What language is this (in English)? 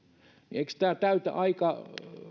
Finnish